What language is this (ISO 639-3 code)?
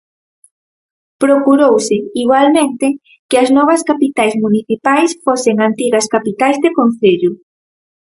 glg